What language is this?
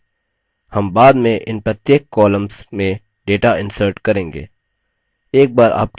Hindi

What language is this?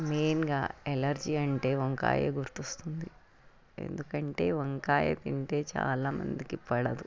Telugu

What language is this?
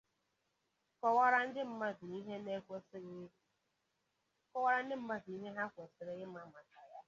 Igbo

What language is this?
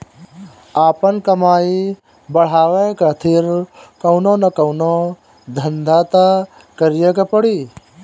Bhojpuri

